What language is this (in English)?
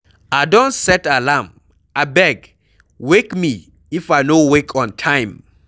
Nigerian Pidgin